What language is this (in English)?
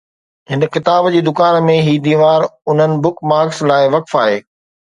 Sindhi